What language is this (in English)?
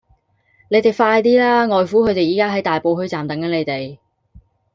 Cantonese